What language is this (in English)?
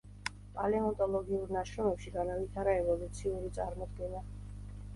Georgian